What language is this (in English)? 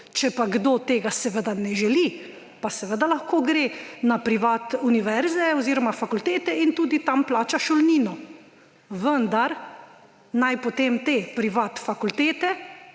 Slovenian